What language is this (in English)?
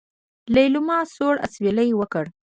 Pashto